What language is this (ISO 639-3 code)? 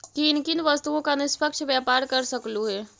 mag